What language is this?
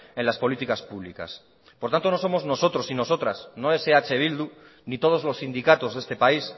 Spanish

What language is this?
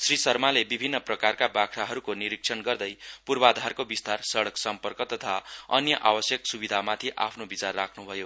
Nepali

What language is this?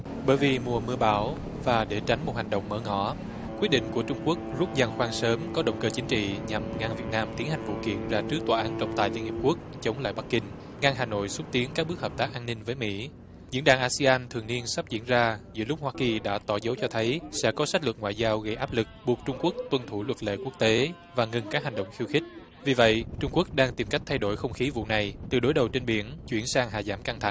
Vietnamese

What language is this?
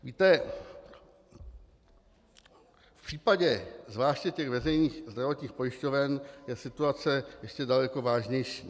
Czech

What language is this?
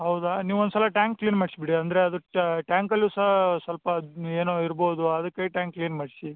Kannada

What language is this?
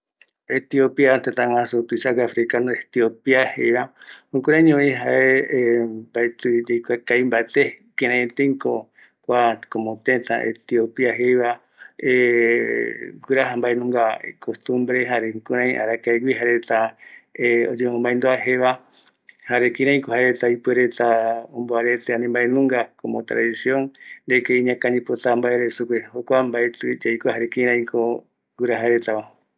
Eastern Bolivian Guaraní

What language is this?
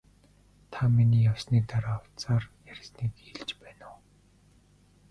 Mongolian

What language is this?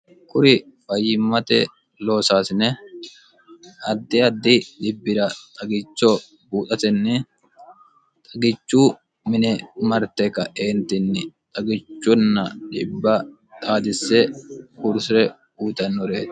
Sidamo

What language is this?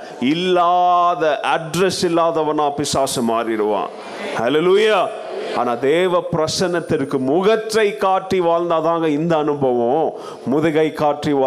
Tamil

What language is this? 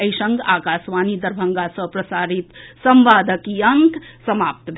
Maithili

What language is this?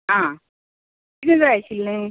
Konkani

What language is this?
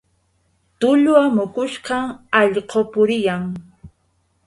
Yauyos Quechua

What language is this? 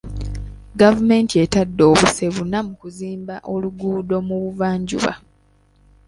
Ganda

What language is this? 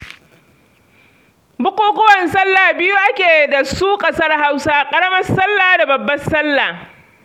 Hausa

